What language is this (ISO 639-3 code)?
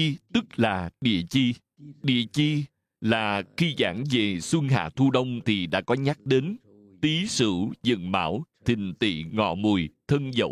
vie